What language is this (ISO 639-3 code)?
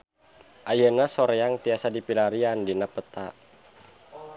sun